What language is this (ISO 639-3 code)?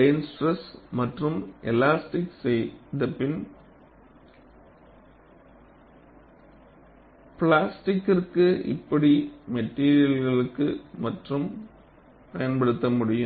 tam